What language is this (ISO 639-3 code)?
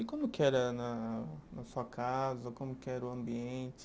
por